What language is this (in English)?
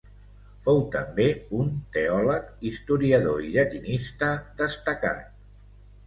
Catalan